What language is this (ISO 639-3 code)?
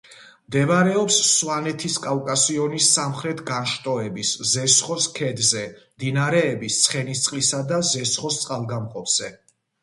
kat